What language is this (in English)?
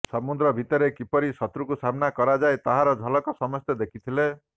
Odia